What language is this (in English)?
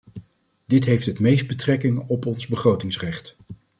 Dutch